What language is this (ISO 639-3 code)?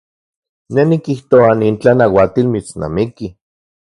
ncx